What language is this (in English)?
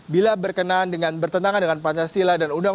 Indonesian